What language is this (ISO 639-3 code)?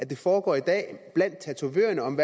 dan